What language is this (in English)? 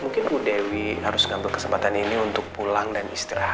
Indonesian